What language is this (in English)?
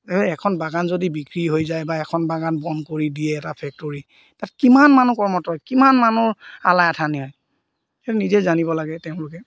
Assamese